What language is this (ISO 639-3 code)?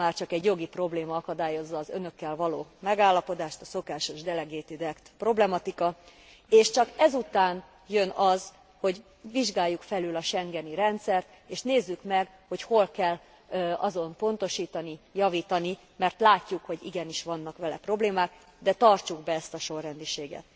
hun